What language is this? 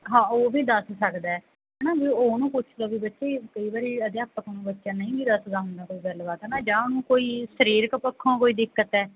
Punjabi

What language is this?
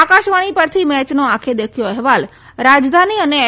Gujarati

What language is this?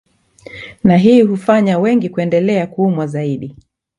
Swahili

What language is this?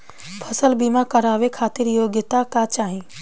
Bhojpuri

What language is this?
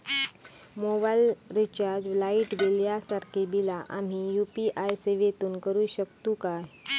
Marathi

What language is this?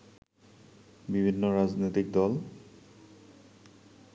Bangla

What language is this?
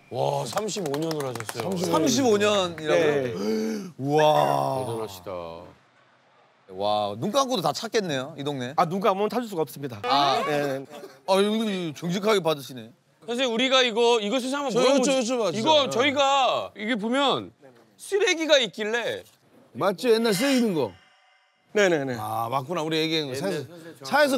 Korean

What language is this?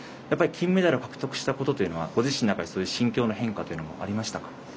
Japanese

